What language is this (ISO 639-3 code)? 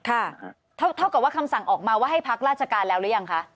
tha